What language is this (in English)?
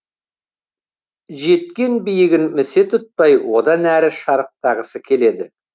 Kazakh